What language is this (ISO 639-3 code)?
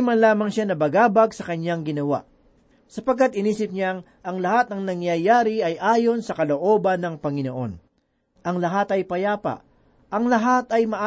fil